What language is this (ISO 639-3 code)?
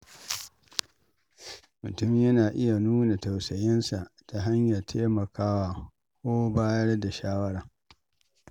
hau